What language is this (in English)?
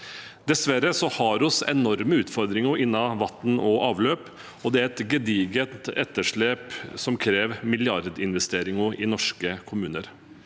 Norwegian